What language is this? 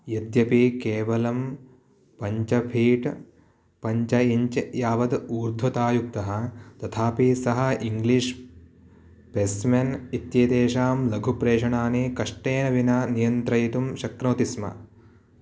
Sanskrit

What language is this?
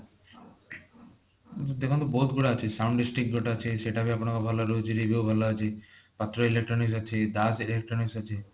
Odia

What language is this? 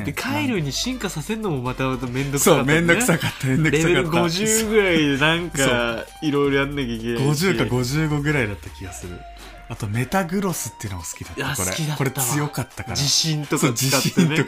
Japanese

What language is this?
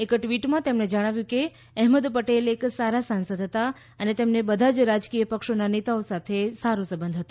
Gujarati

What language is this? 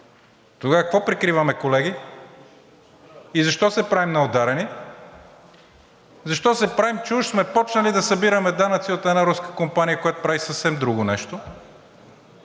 Bulgarian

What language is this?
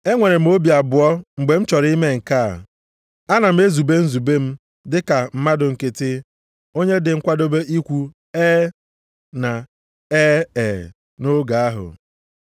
Igbo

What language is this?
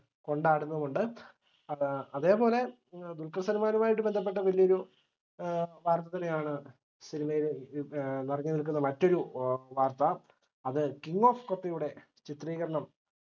Malayalam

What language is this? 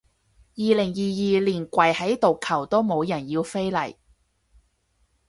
Cantonese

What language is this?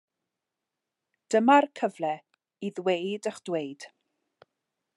Welsh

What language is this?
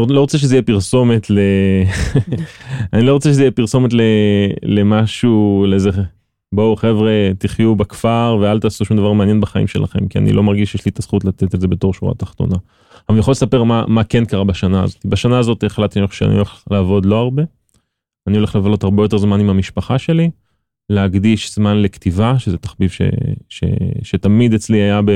Hebrew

